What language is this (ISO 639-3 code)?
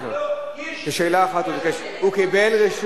heb